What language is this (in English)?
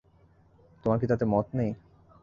Bangla